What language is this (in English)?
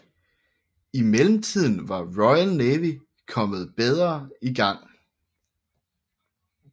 Danish